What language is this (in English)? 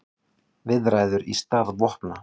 Icelandic